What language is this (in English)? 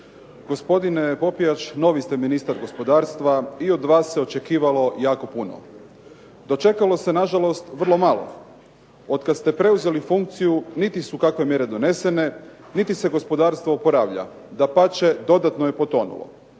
Croatian